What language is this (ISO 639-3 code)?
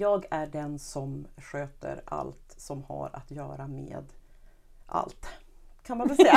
swe